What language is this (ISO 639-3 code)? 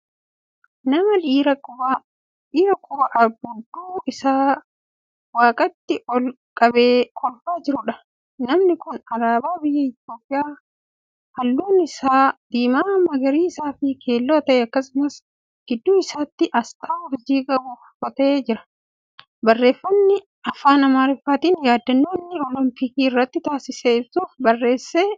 orm